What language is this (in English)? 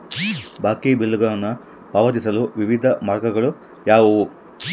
Kannada